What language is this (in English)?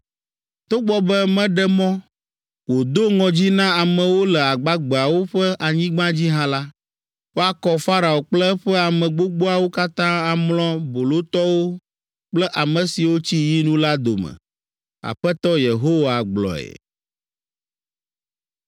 Ewe